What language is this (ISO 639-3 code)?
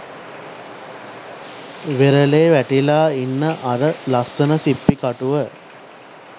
sin